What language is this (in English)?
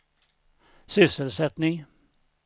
Swedish